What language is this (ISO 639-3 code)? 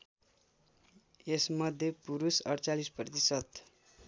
nep